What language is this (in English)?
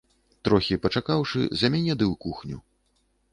Belarusian